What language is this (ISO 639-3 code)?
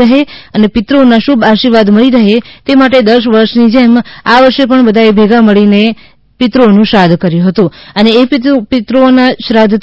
guj